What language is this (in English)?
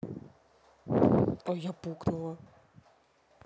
Russian